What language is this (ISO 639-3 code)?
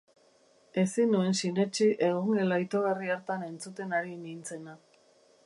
eus